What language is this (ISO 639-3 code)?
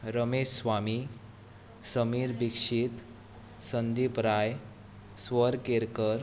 kok